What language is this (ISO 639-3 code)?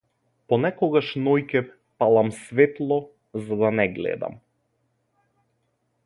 mkd